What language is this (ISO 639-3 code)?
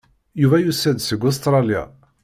kab